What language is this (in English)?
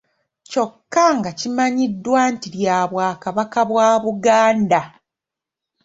Ganda